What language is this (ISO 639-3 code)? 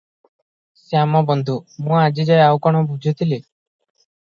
ori